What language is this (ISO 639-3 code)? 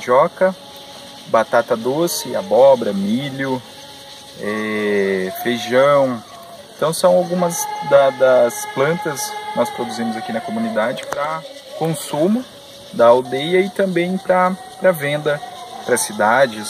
por